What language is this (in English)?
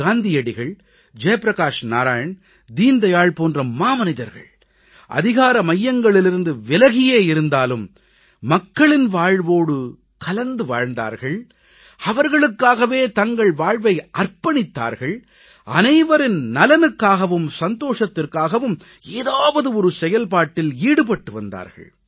Tamil